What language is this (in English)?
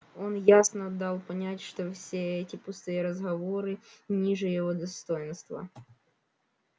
Russian